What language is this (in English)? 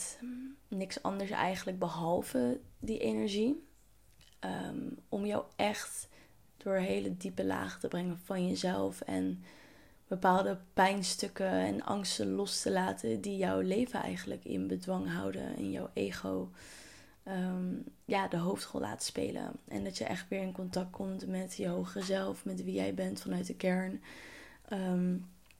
Dutch